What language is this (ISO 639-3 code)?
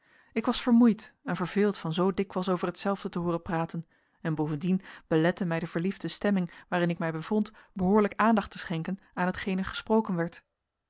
nld